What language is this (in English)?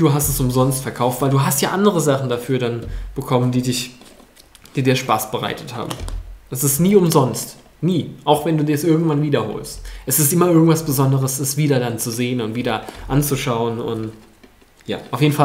German